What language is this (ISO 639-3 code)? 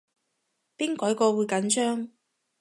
yue